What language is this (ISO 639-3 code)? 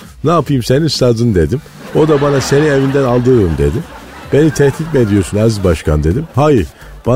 tur